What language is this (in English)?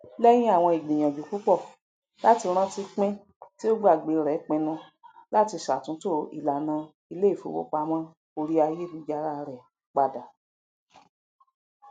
Yoruba